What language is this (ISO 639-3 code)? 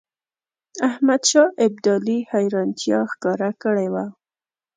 pus